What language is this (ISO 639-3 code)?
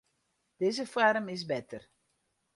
fry